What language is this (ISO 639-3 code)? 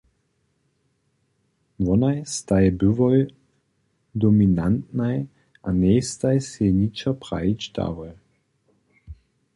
hsb